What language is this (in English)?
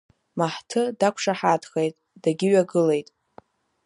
Abkhazian